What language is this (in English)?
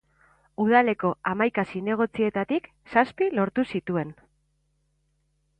Basque